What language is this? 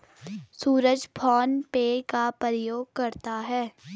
Hindi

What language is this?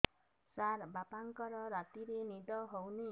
Odia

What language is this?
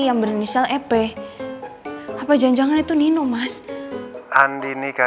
Indonesian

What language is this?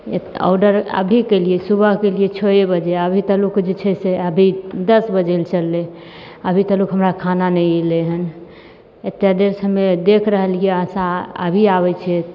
Maithili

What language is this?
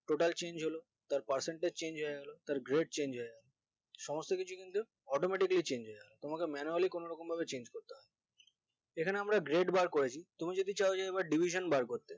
Bangla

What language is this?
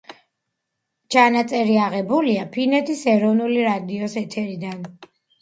Georgian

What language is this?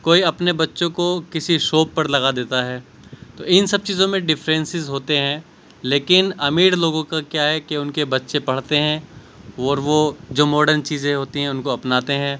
Urdu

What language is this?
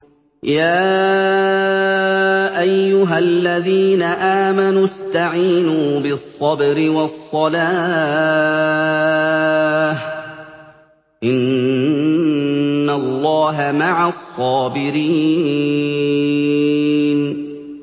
Arabic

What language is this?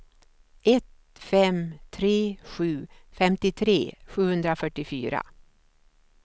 Swedish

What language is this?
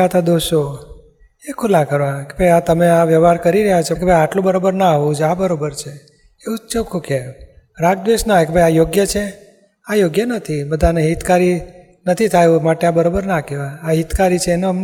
Gujarati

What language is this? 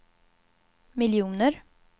Swedish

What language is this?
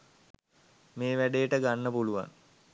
Sinhala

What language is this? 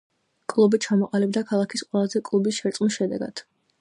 Georgian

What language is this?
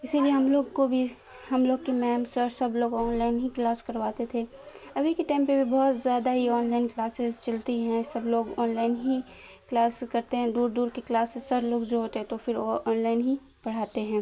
Urdu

